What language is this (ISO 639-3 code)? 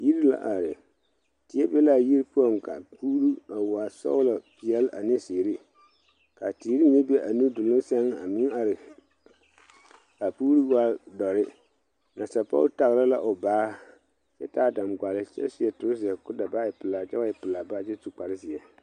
dga